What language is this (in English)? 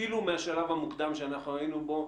Hebrew